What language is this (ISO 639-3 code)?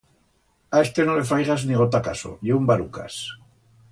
arg